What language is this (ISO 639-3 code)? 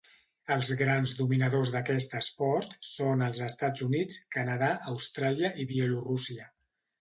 cat